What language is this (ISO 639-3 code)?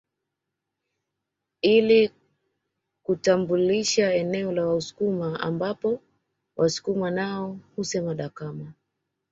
swa